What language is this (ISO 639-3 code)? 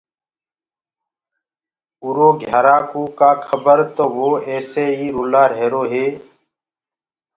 ggg